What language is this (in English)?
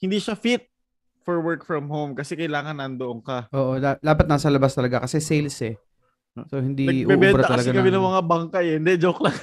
Filipino